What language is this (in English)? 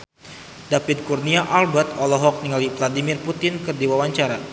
Sundanese